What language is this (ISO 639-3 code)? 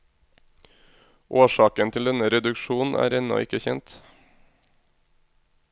nor